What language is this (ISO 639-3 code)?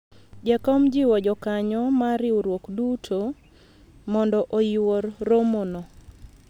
luo